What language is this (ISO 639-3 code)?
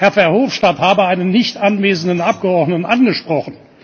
deu